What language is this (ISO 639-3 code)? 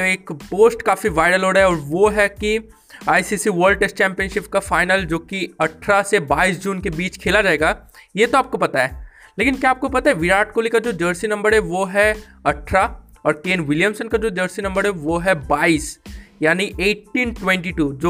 hin